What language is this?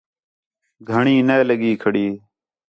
Khetrani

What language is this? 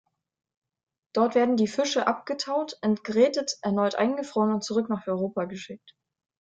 German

